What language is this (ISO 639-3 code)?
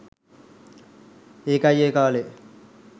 sin